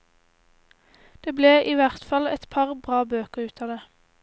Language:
Norwegian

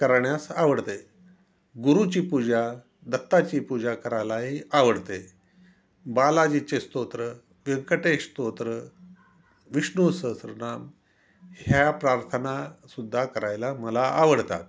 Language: Marathi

